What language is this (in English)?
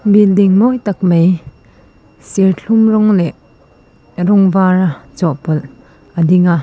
Mizo